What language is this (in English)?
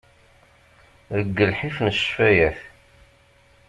Kabyle